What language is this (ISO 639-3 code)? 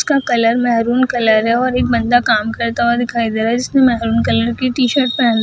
hin